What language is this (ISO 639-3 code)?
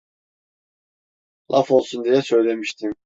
tur